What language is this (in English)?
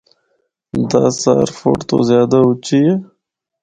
Northern Hindko